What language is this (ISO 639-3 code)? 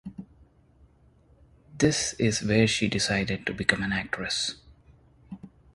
eng